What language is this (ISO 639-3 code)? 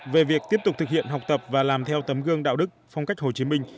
vie